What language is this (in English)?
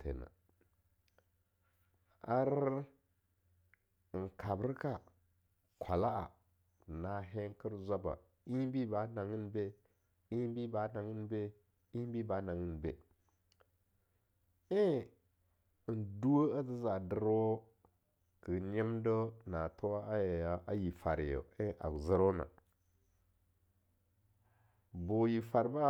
Longuda